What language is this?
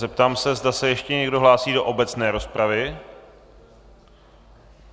Czech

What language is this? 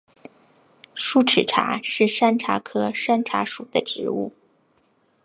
Chinese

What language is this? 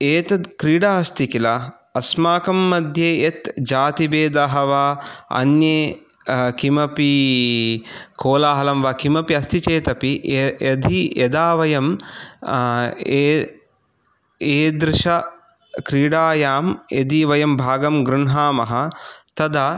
Sanskrit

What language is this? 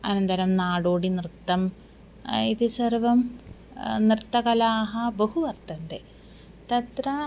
Sanskrit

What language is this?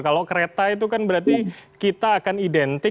Indonesian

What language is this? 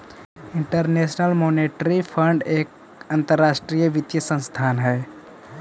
Magahi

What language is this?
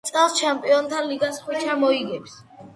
Georgian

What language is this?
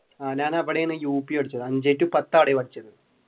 Malayalam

